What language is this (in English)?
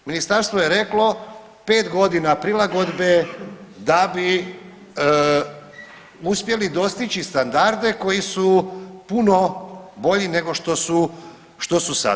Croatian